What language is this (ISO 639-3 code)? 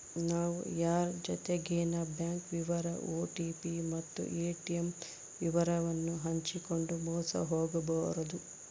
kan